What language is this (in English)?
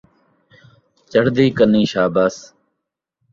Saraiki